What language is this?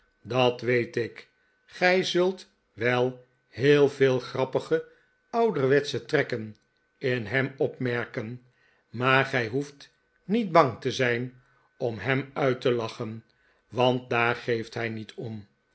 Dutch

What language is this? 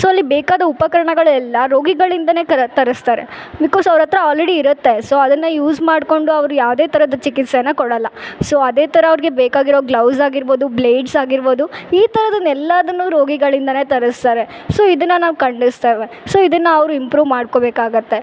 Kannada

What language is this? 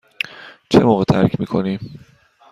Persian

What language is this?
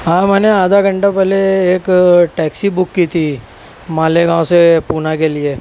Urdu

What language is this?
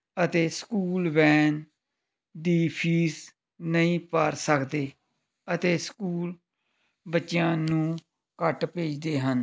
Punjabi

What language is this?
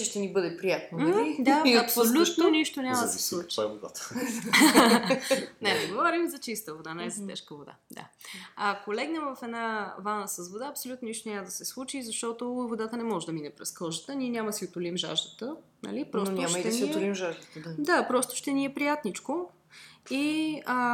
Bulgarian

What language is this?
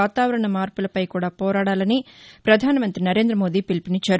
Telugu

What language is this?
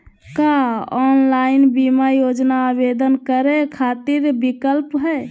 Magahi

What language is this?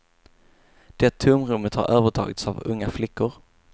Swedish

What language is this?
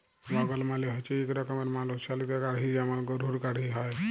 Bangla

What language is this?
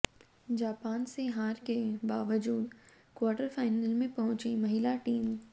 Hindi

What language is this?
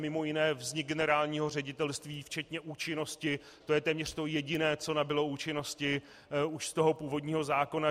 Czech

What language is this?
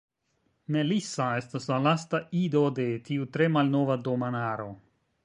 Esperanto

